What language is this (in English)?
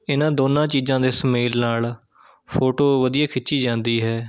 Punjabi